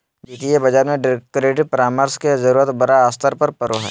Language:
Magahi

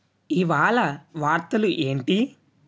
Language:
Telugu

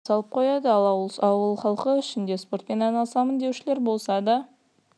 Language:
Kazakh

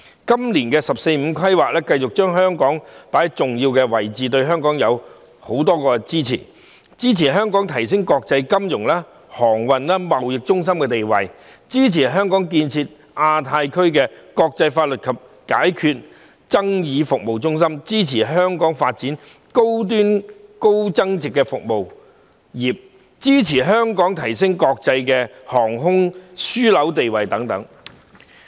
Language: Cantonese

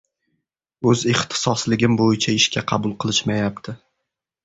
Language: Uzbek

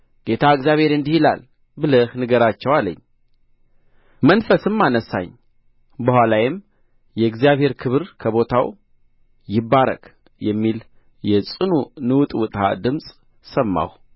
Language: Amharic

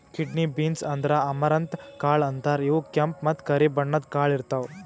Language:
Kannada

